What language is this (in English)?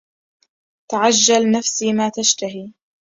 Arabic